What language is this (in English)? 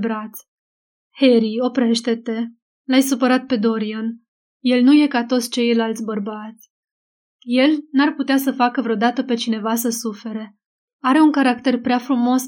Romanian